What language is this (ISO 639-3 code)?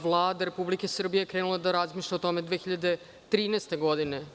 srp